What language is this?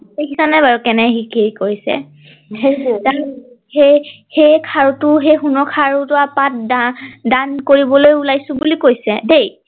Assamese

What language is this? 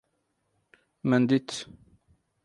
Kurdish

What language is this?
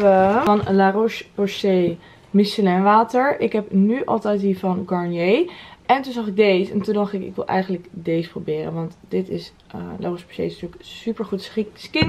Dutch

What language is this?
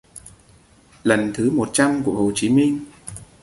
Vietnamese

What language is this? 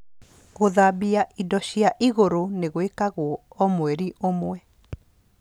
Kikuyu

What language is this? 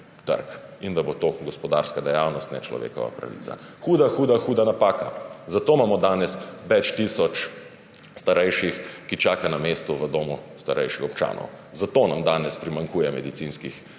Slovenian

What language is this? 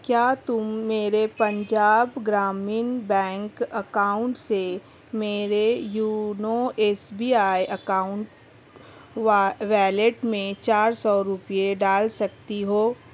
Urdu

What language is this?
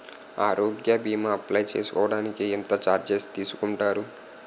Telugu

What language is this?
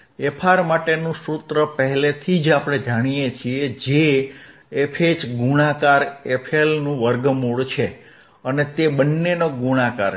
Gujarati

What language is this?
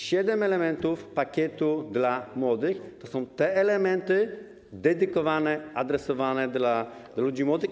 Polish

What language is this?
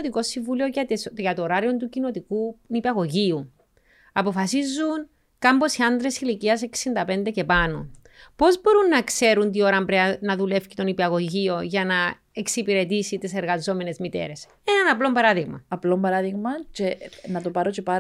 Greek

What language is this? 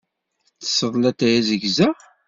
Kabyle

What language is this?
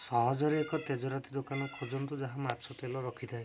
Odia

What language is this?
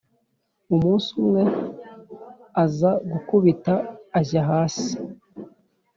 Kinyarwanda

